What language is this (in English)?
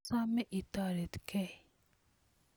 Kalenjin